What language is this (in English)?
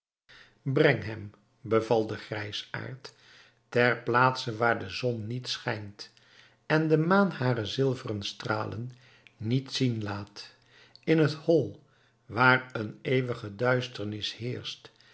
Dutch